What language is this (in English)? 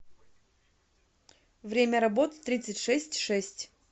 Russian